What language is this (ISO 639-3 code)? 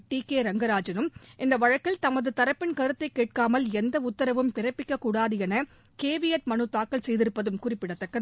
tam